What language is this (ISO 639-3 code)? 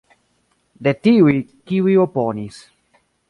epo